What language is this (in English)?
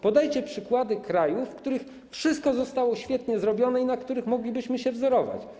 Polish